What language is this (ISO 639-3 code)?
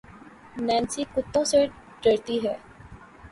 urd